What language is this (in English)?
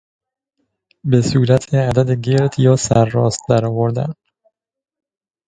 Persian